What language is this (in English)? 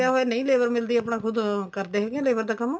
Punjabi